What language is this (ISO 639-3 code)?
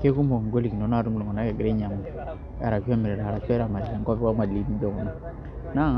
mas